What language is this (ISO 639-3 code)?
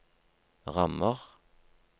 nor